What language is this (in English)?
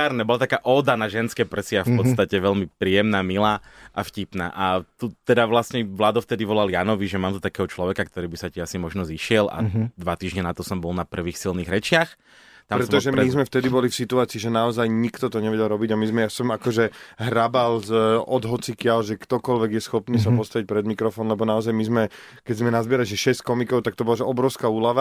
Slovak